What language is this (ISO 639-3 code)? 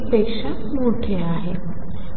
mar